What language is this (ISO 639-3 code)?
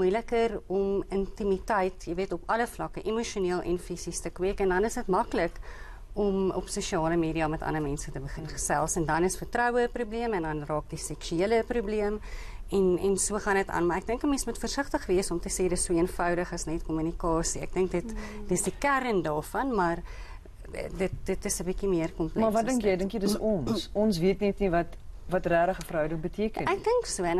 nld